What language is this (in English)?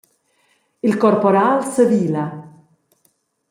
Romansh